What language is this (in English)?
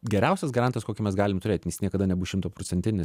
Lithuanian